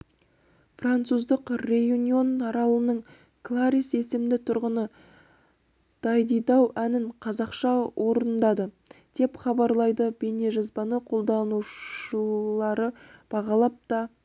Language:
Kazakh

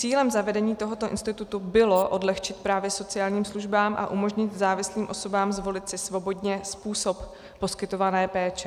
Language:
Czech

